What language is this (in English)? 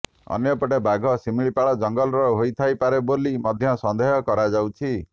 Odia